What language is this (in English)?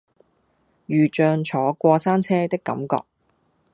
Cantonese